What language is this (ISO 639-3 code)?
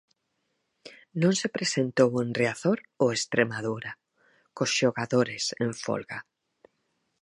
glg